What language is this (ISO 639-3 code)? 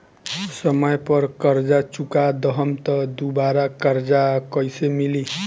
bho